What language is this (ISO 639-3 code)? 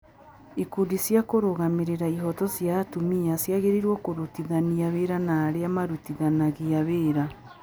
kik